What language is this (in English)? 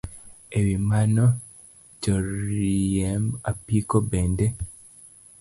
Luo (Kenya and Tanzania)